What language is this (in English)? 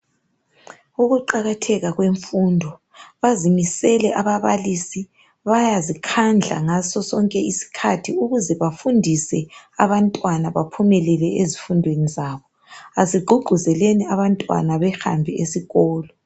North Ndebele